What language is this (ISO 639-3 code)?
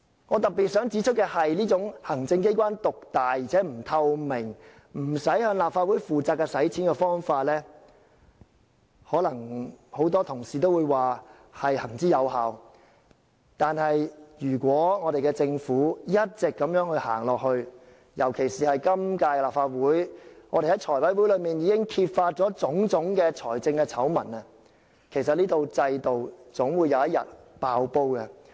yue